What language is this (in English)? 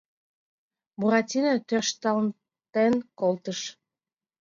Mari